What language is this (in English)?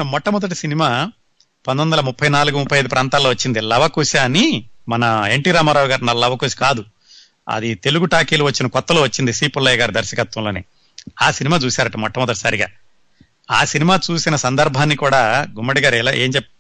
Telugu